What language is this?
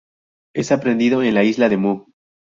Spanish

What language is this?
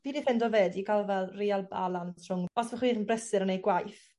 Welsh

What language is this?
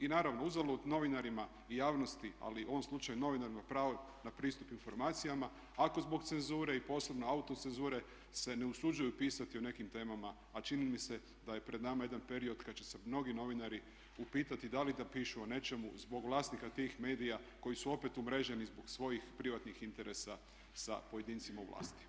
Croatian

